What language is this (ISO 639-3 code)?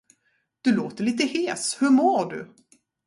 swe